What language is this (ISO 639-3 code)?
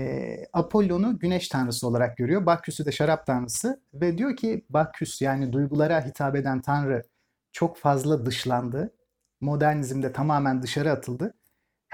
tur